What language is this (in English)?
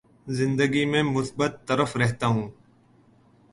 Urdu